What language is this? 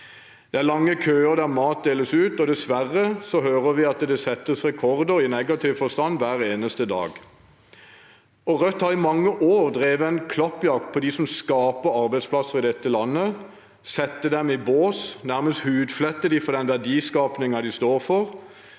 Norwegian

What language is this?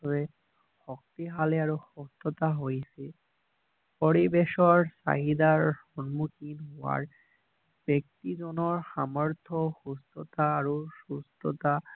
Assamese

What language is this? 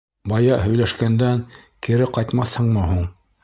Bashkir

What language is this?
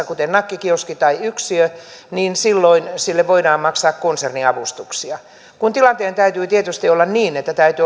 Finnish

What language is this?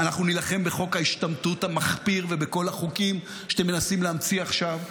Hebrew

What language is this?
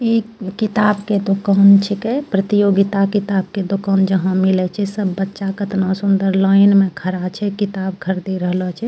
Angika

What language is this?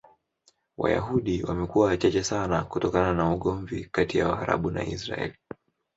Swahili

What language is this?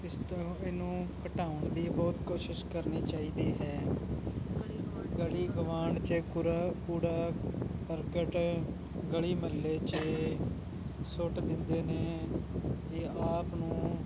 Punjabi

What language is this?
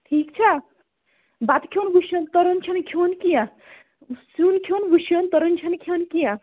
Kashmiri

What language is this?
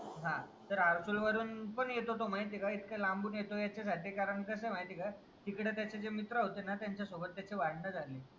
Marathi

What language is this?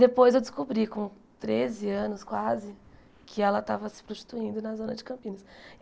Portuguese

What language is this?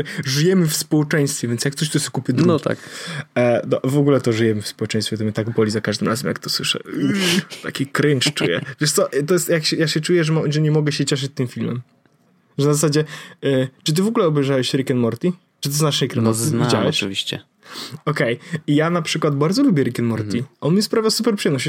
Polish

